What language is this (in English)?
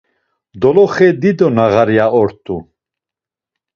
Laz